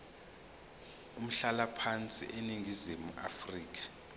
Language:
Zulu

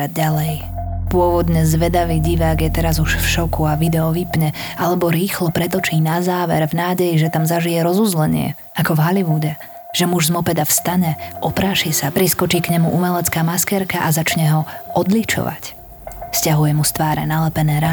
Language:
Slovak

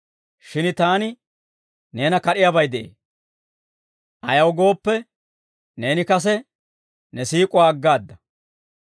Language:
Dawro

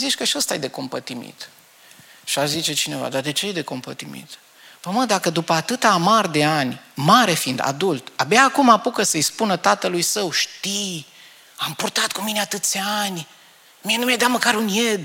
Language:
Romanian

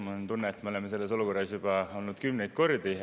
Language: Estonian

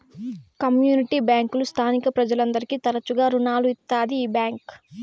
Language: Telugu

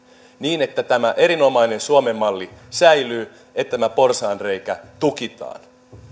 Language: Finnish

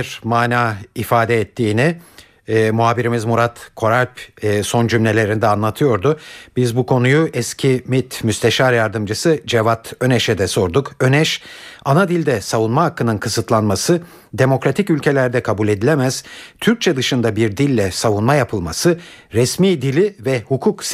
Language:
Turkish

